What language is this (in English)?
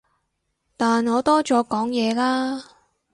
Cantonese